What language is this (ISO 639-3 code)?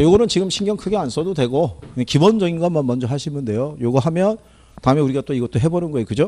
kor